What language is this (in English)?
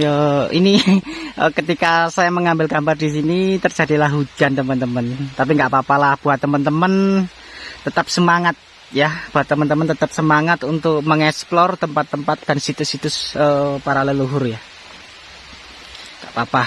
Indonesian